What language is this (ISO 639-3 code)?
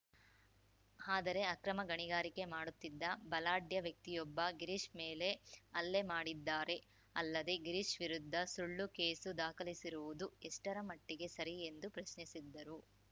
kan